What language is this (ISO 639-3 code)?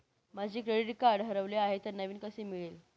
mar